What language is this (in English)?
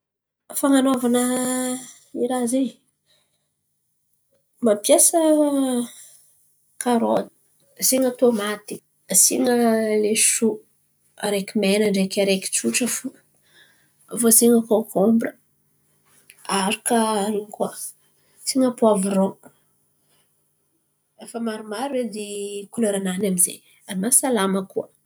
Antankarana Malagasy